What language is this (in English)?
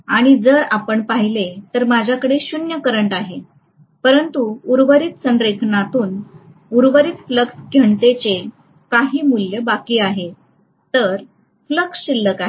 Marathi